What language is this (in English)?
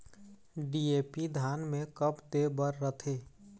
Chhattisgarhi